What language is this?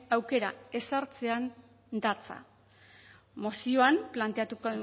Basque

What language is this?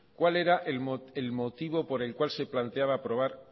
Spanish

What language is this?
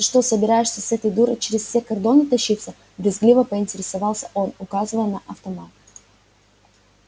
Russian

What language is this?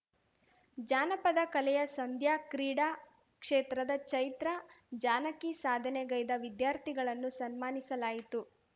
Kannada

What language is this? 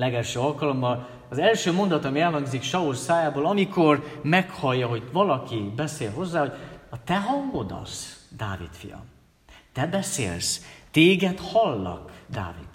Hungarian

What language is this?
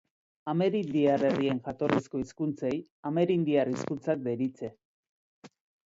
Basque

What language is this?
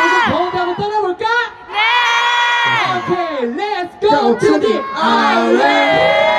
Korean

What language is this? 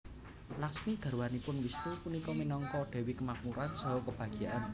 Javanese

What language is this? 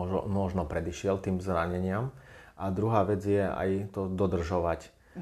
Slovak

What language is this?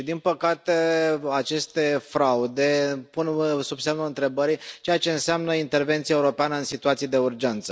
Romanian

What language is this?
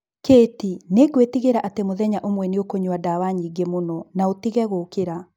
Kikuyu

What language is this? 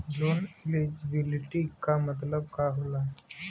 Bhojpuri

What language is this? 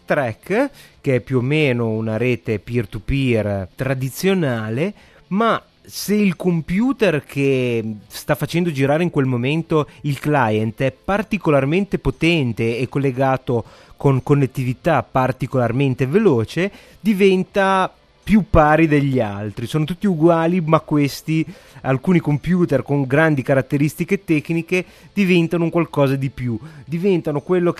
Italian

